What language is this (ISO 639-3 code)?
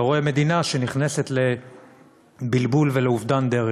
heb